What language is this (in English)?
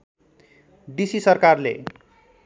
Nepali